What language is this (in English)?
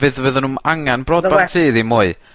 Welsh